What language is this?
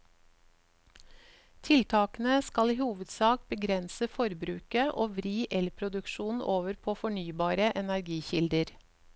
Norwegian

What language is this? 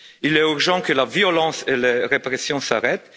French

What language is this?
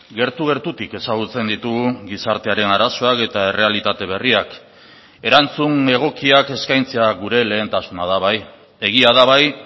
Basque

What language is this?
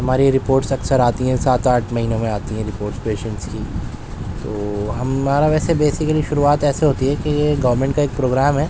Urdu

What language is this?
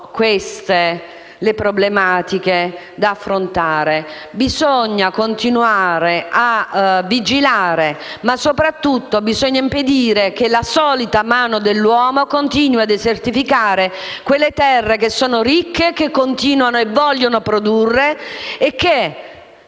Italian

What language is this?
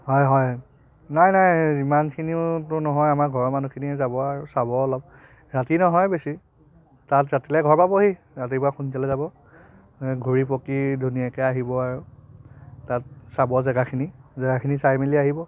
Assamese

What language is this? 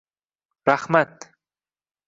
Uzbek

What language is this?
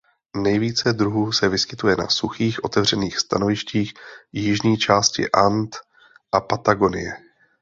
Czech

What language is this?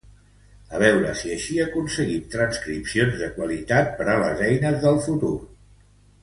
Catalan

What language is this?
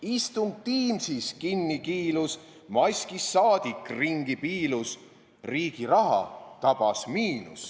Estonian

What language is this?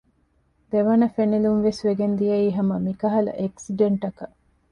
Divehi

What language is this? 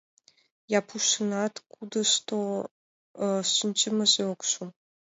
Mari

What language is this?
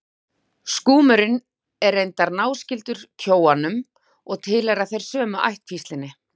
Icelandic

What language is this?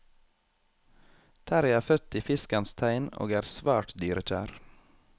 Norwegian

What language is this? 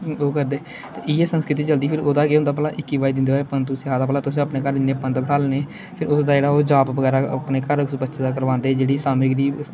Dogri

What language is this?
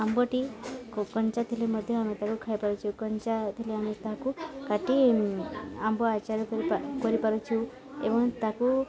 Odia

